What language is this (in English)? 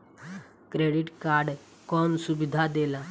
Bhojpuri